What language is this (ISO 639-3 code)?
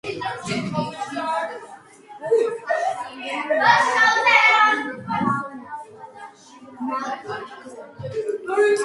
kat